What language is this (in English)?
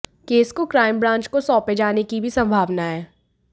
Hindi